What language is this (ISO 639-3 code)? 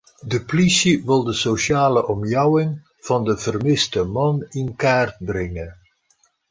fry